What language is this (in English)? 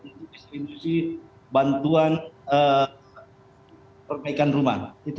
Indonesian